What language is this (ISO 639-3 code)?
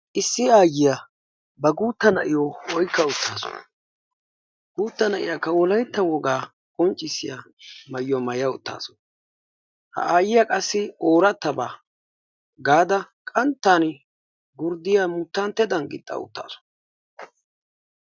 wal